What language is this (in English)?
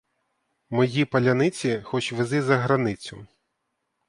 Ukrainian